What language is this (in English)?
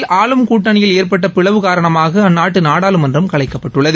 Tamil